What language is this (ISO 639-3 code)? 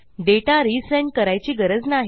mar